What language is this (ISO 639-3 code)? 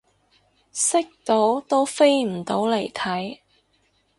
yue